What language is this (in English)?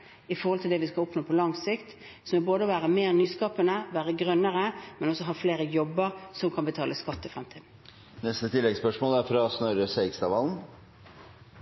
Norwegian